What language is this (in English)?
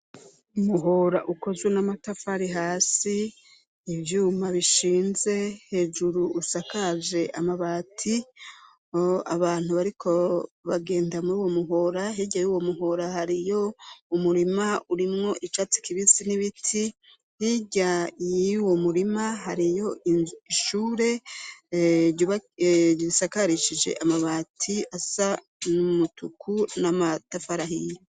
Rundi